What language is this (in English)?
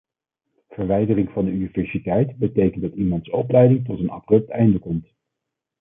Dutch